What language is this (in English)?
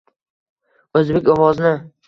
Uzbek